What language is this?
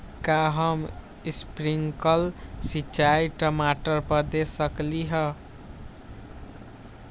Magahi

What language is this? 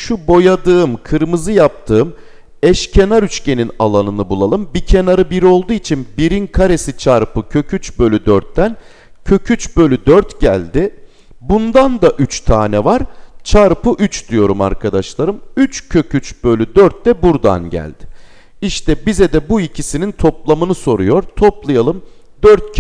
Turkish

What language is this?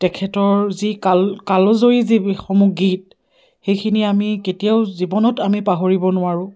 Assamese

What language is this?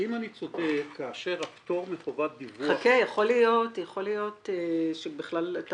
Hebrew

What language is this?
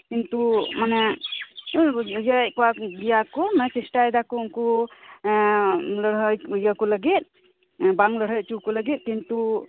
Santali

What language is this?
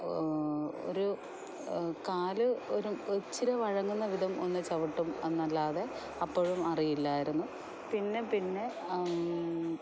Malayalam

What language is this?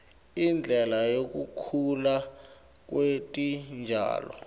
Swati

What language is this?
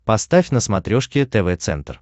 Russian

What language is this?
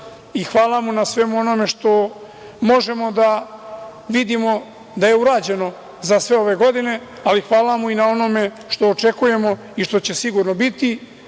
Serbian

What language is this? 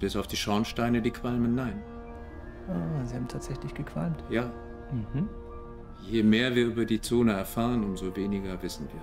German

